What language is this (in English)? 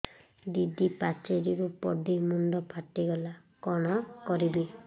Odia